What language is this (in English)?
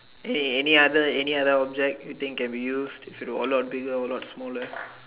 English